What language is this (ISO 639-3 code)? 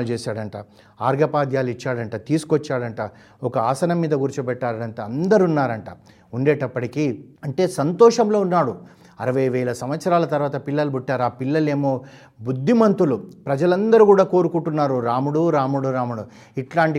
tel